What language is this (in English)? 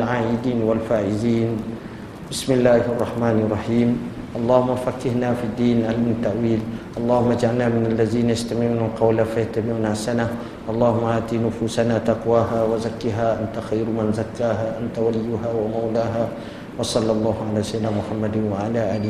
Malay